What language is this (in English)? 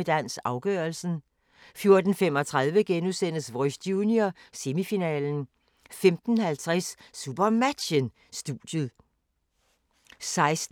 Danish